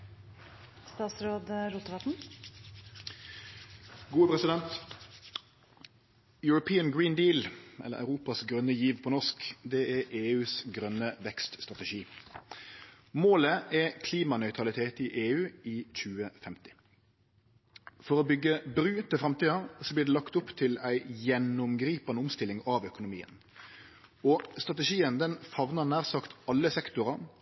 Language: Norwegian Nynorsk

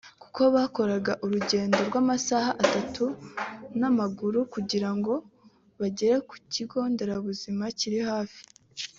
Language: Kinyarwanda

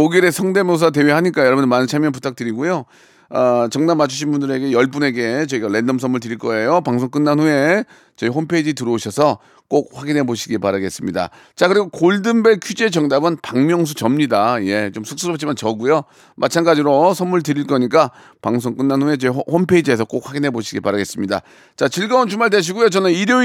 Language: Korean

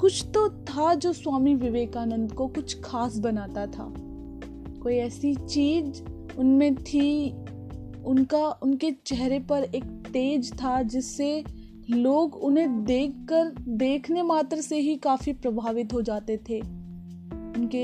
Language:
Hindi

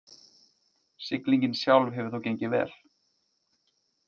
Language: Icelandic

